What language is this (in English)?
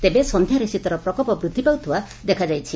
Odia